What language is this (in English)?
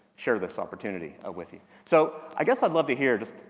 English